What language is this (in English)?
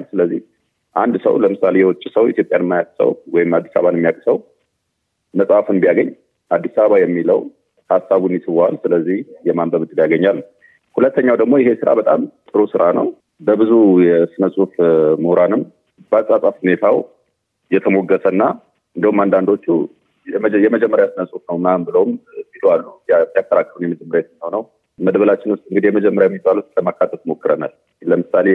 Amharic